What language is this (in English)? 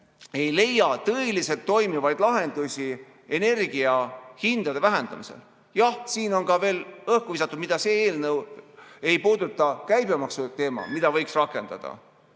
Estonian